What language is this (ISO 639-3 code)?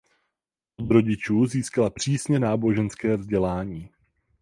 ces